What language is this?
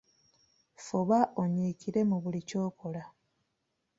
Ganda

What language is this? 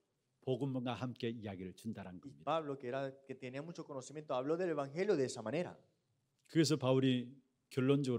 Korean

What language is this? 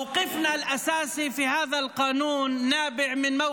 Hebrew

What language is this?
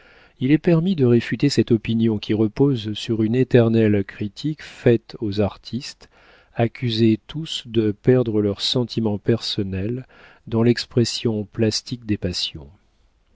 French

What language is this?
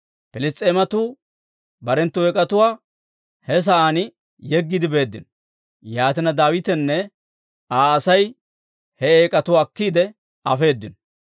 Dawro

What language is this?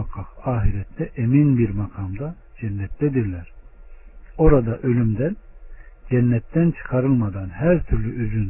Turkish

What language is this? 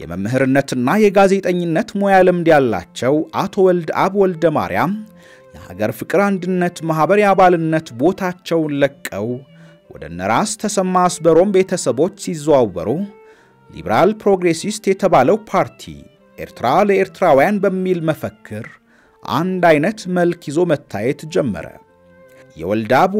Arabic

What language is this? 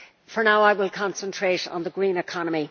English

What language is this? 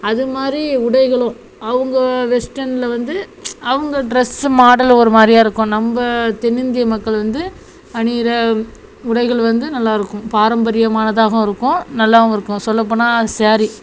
Tamil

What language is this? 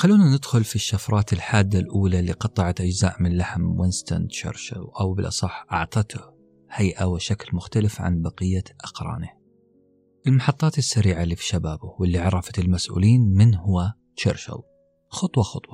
Arabic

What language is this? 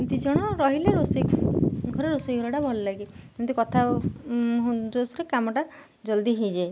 Odia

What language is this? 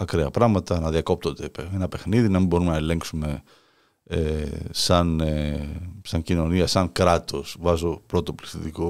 Greek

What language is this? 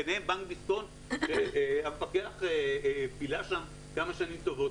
Hebrew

